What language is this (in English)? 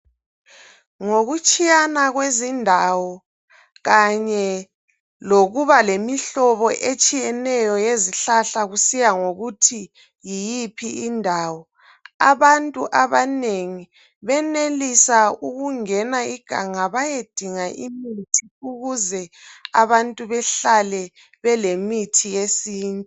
North Ndebele